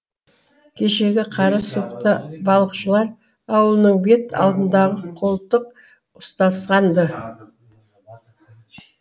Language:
Kazakh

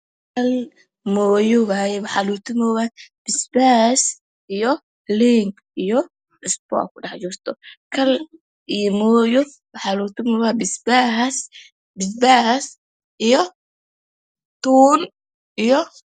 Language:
Somali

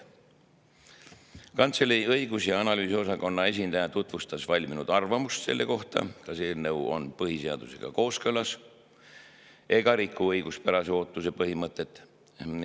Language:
Estonian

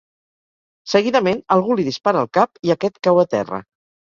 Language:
Catalan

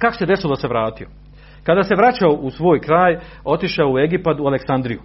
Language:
Croatian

